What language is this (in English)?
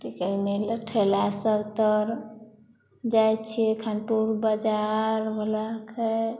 Maithili